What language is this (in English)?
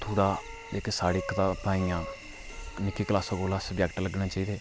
Dogri